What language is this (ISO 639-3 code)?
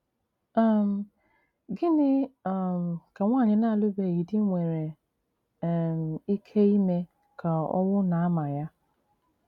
ibo